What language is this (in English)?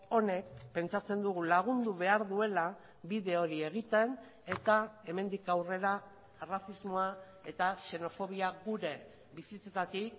Basque